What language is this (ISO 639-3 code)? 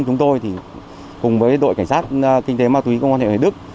vie